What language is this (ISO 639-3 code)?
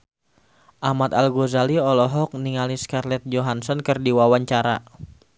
sun